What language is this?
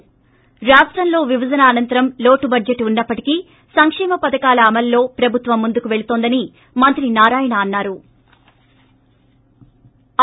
Telugu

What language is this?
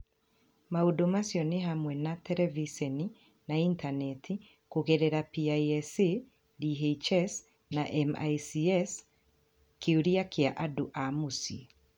Kikuyu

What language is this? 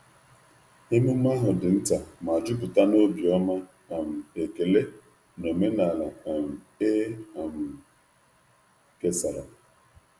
Igbo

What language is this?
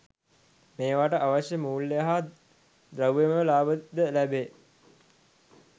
Sinhala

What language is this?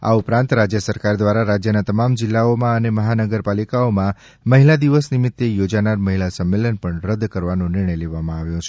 Gujarati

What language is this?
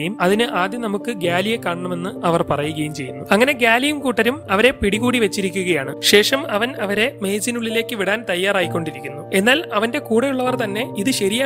Turkish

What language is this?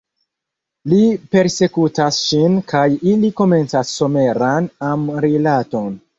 Esperanto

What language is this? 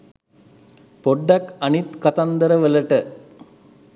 Sinhala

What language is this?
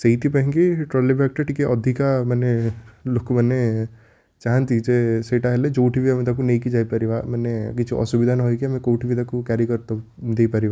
Odia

